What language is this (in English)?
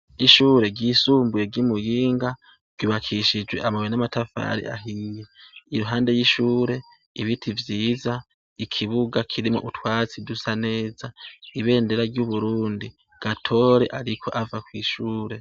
Rundi